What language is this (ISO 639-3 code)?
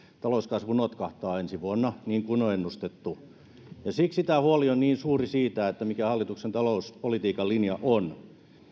fin